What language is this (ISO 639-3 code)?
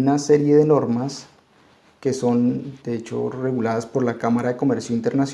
spa